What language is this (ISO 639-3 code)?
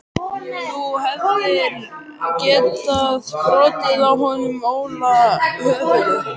isl